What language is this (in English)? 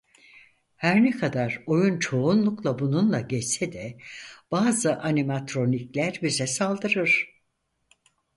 Turkish